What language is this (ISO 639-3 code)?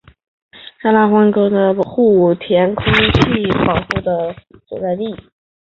zho